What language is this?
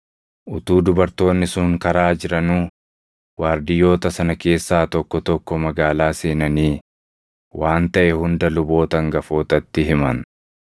Oromo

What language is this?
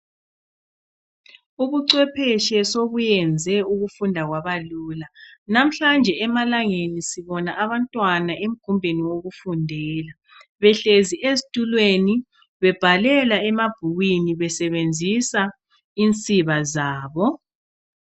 North Ndebele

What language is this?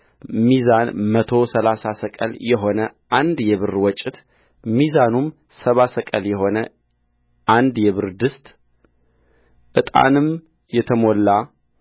Amharic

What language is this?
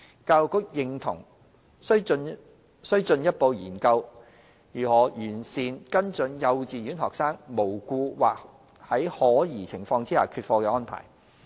Cantonese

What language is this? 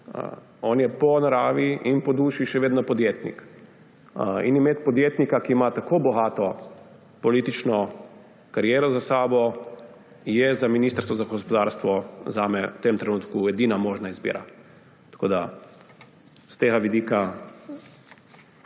Slovenian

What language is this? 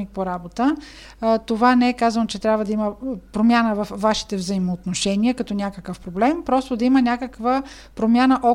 Bulgarian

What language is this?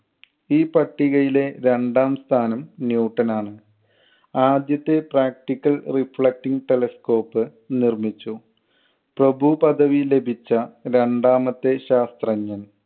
Malayalam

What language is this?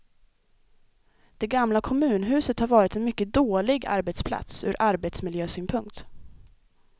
Swedish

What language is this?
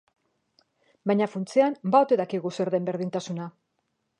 Basque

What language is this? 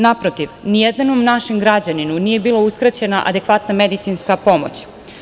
Serbian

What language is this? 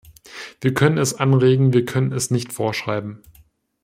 German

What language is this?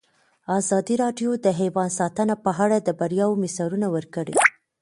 Pashto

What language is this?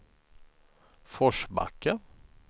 Swedish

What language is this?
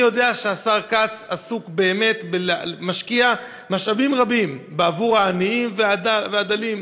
Hebrew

